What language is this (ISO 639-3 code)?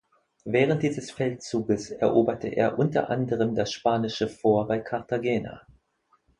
deu